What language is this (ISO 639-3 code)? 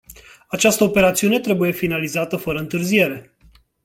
ron